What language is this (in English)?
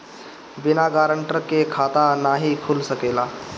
Bhojpuri